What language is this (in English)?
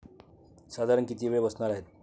Marathi